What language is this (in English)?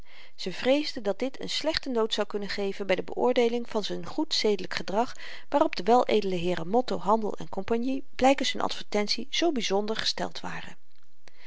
Dutch